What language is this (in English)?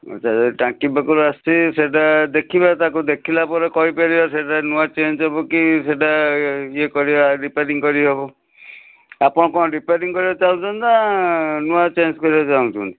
Odia